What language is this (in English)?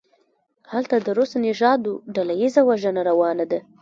Pashto